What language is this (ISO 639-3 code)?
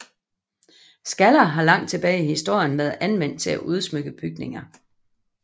dan